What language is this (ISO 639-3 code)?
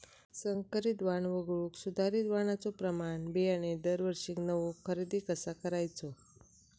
mar